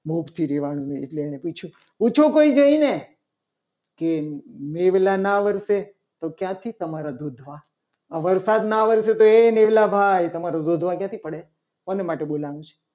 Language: Gujarati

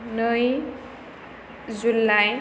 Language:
Bodo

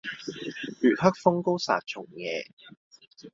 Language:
Cantonese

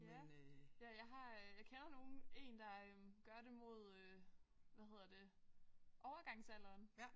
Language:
Danish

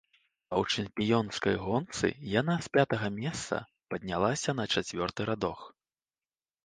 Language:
Belarusian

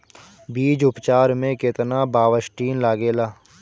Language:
Bhojpuri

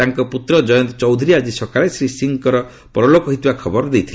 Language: Odia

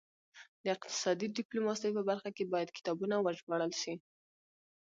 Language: Pashto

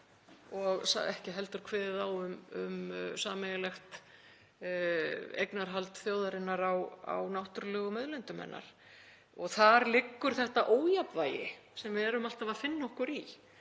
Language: Icelandic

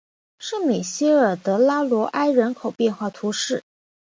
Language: Chinese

